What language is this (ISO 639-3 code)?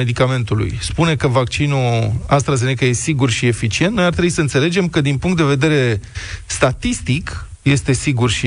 ron